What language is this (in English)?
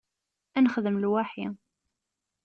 Kabyle